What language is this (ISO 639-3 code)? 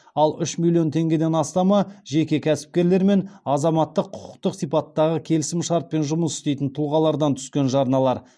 kaz